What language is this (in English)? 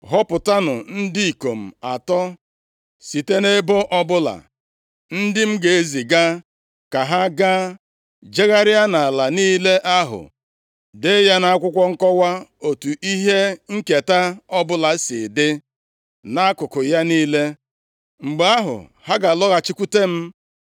Igbo